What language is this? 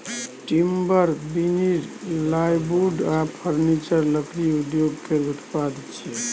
Maithili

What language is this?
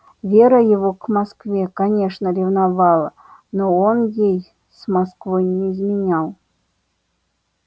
Russian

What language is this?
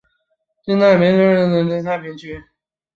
Chinese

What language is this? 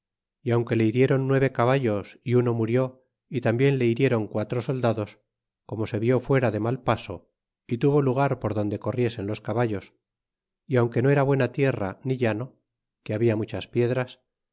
Spanish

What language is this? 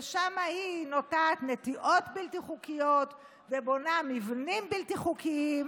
Hebrew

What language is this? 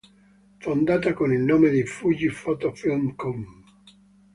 Italian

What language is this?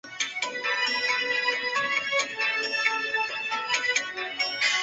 Chinese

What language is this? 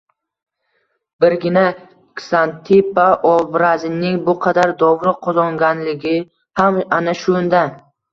Uzbek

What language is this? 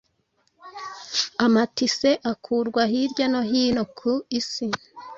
Kinyarwanda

